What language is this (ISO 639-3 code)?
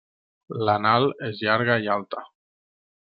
cat